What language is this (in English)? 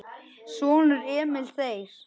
Icelandic